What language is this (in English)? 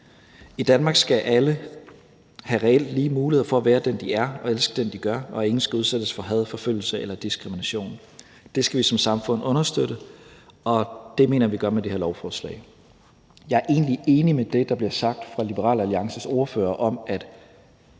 Danish